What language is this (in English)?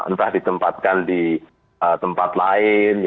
Indonesian